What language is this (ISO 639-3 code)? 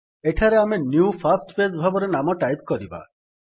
ori